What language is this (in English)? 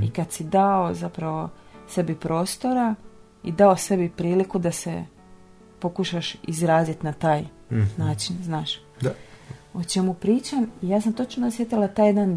Croatian